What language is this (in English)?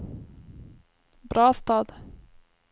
Swedish